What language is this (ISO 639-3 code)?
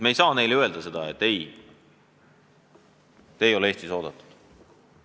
est